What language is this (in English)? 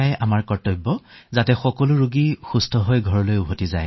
Assamese